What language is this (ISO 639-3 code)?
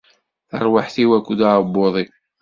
kab